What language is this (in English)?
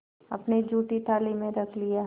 Hindi